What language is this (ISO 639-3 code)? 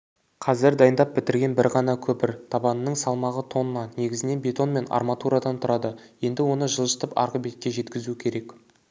kaz